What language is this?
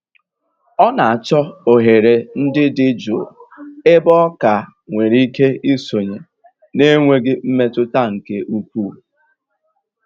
Igbo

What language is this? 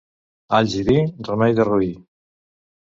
Catalan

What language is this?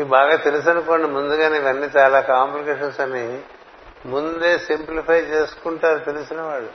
Telugu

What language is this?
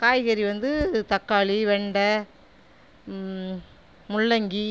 Tamil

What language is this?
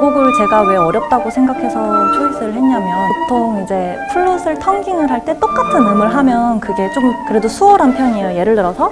Korean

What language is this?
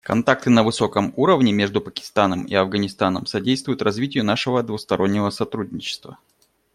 Russian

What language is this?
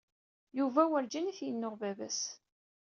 Kabyle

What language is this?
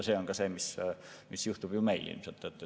Estonian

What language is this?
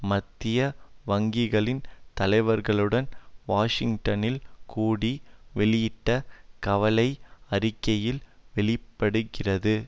Tamil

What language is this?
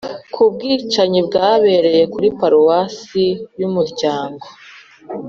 Kinyarwanda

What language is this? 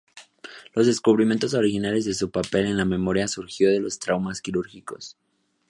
Spanish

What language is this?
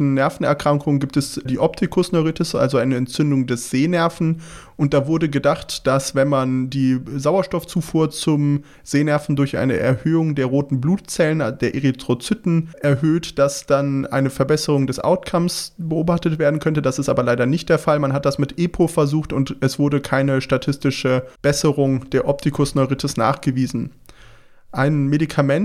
German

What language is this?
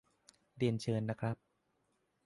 Thai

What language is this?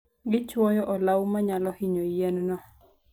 Luo (Kenya and Tanzania)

